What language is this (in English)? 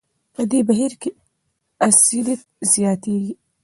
Pashto